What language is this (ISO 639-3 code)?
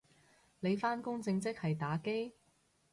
yue